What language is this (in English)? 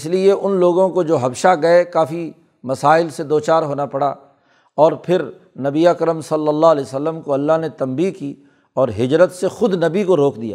Urdu